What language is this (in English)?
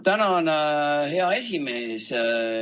Estonian